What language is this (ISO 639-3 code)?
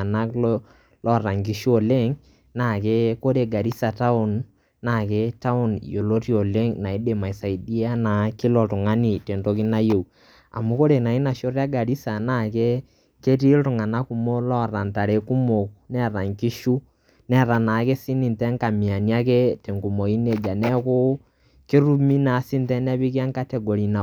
mas